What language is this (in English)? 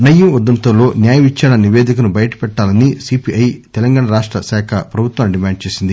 Telugu